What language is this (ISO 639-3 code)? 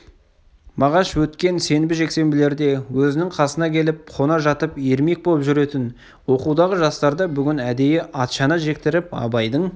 kaz